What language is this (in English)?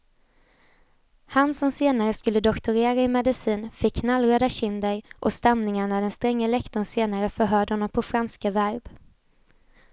Swedish